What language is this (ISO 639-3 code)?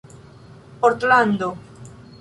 epo